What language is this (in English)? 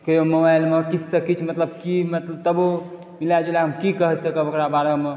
Maithili